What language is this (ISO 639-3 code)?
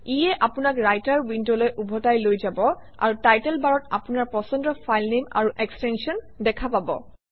asm